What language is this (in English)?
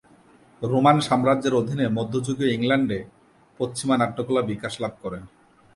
Bangla